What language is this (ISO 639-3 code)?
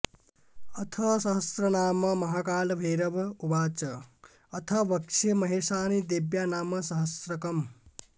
san